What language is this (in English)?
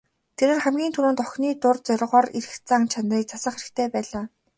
Mongolian